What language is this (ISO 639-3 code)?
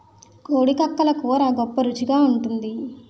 tel